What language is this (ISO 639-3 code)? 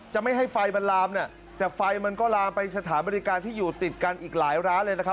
tha